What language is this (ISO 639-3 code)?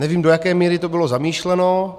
ces